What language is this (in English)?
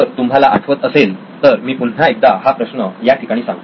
Marathi